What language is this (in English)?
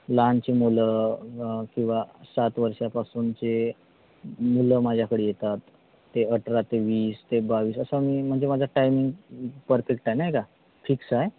Marathi